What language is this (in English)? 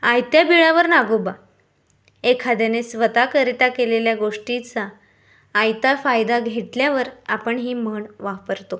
Marathi